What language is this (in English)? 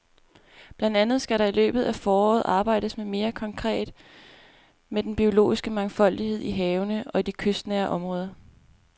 Danish